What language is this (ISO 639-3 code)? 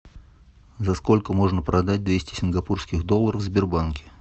rus